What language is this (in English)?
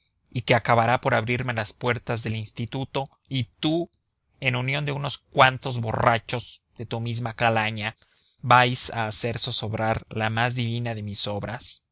Spanish